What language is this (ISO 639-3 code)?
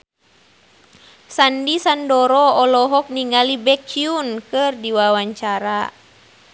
sun